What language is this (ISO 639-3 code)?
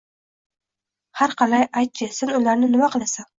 uzb